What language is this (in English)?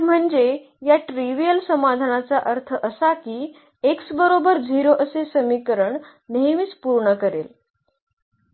Marathi